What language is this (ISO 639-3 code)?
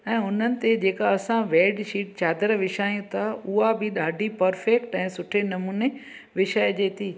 snd